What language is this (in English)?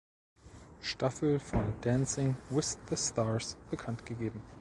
German